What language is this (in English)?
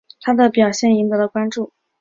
Chinese